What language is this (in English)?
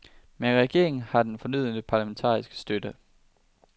Danish